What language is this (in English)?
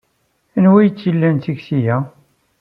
Kabyle